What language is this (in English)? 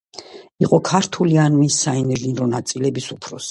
Georgian